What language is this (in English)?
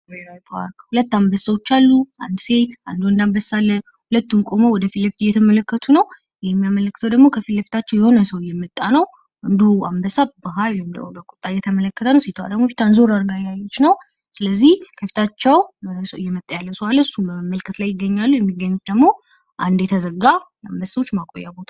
Amharic